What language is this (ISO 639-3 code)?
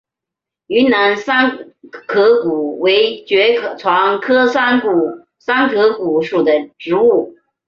zho